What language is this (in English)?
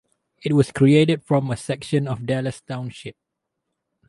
English